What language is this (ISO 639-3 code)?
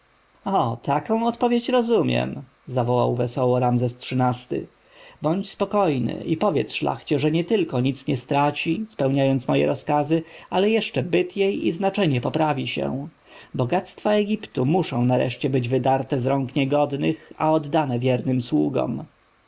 pol